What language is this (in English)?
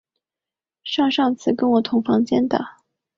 Chinese